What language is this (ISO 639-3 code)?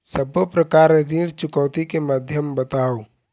hne